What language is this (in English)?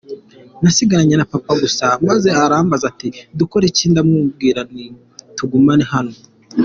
Kinyarwanda